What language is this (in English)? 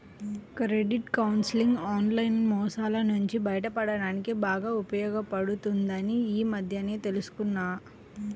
Telugu